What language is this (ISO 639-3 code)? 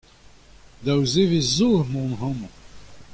bre